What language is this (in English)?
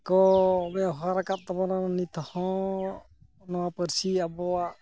Santali